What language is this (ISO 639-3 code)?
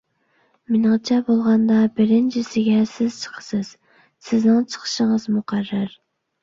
uig